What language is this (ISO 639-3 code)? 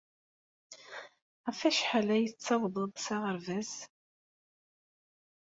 kab